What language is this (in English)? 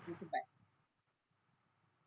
Marathi